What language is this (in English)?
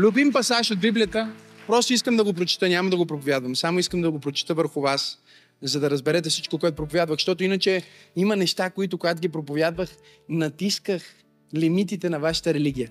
Bulgarian